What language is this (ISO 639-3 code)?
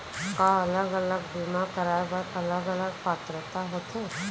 hne